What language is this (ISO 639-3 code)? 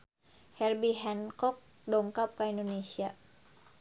sun